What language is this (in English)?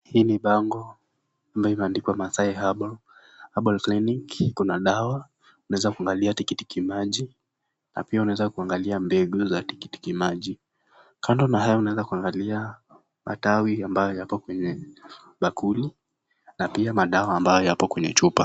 Swahili